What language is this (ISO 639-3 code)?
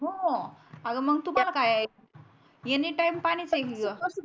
mar